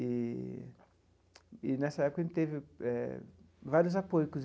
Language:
Portuguese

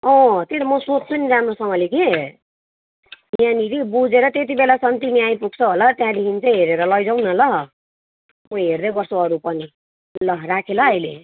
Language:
Nepali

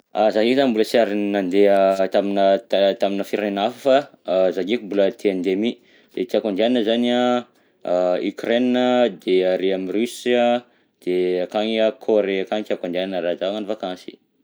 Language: Southern Betsimisaraka Malagasy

